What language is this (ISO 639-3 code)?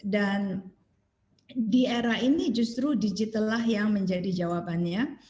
ind